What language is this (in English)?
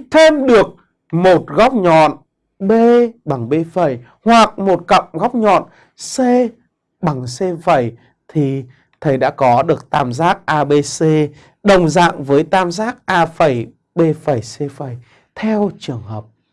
Vietnamese